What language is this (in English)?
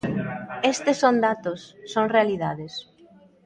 Galician